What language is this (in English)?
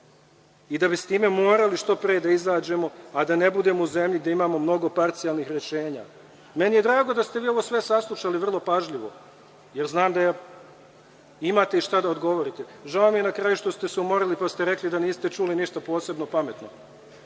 Serbian